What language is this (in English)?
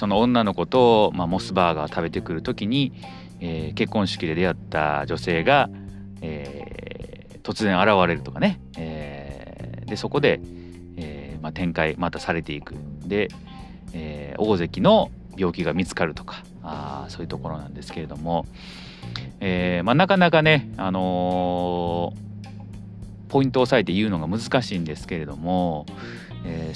Japanese